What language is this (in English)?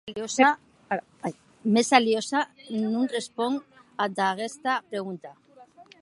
Occitan